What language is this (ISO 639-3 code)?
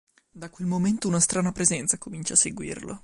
ita